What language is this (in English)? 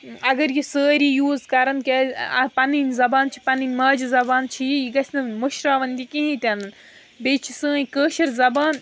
Kashmiri